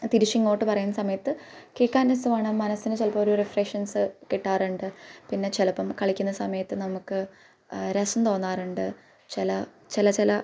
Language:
Malayalam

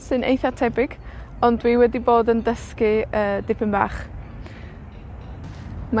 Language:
Welsh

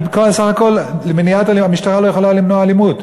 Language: Hebrew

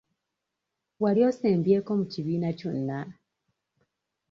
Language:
Ganda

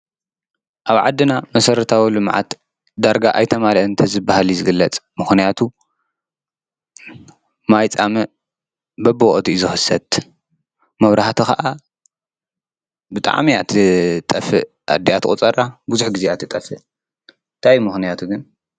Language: Tigrinya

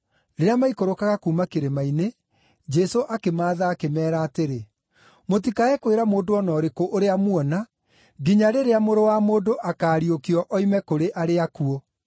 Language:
Kikuyu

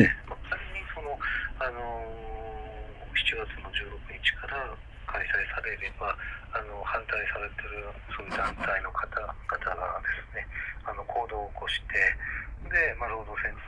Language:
Japanese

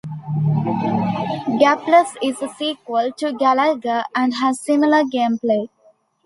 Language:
English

